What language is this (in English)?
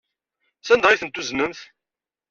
Kabyle